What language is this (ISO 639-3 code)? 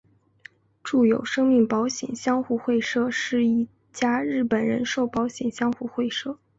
zho